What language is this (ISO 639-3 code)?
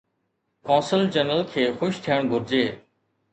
snd